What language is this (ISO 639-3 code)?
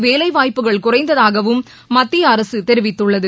tam